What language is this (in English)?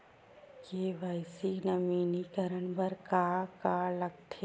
Chhattisgarhi